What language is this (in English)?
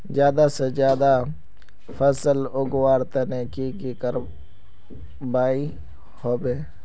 Magahi